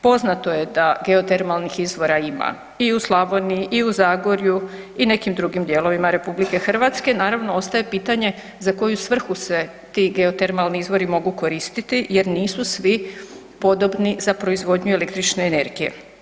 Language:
Croatian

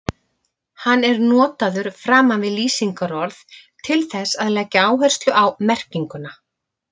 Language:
Icelandic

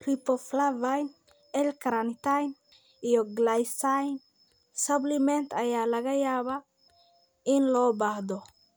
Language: Somali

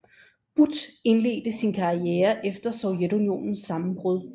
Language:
Danish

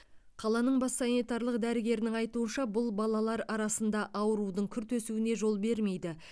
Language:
Kazakh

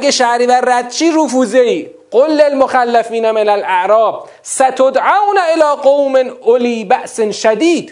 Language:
Persian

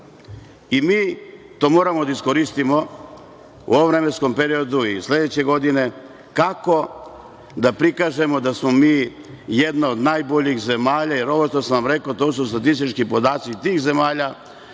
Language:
Serbian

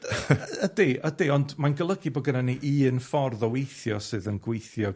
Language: Welsh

